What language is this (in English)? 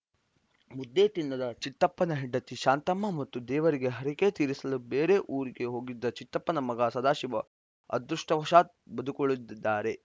Kannada